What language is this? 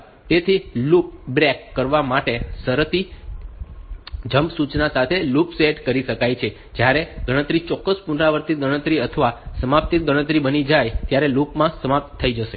Gujarati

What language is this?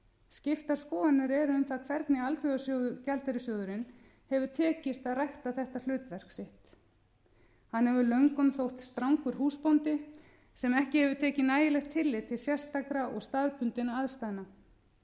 Icelandic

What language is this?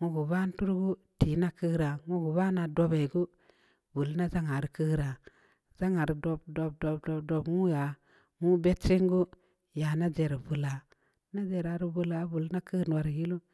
Samba Leko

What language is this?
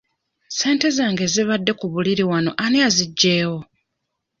Ganda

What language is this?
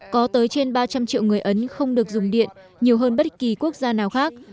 Vietnamese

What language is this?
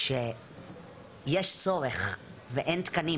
Hebrew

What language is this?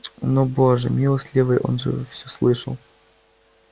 Russian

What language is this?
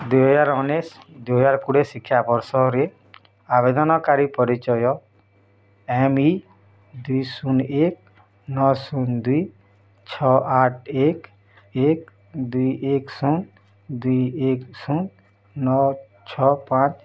Odia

